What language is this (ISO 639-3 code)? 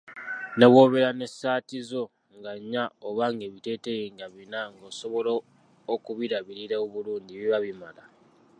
lug